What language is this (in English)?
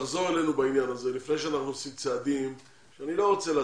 Hebrew